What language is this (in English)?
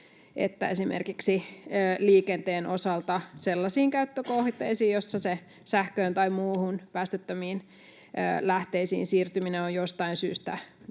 Finnish